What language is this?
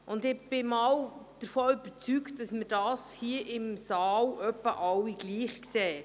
Swiss German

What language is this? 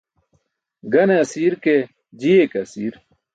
Burushaski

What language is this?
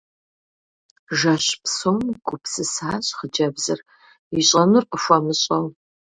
Kabardian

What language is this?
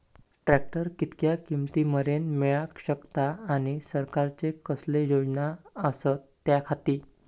Marathi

